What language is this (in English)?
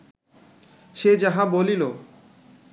Bangla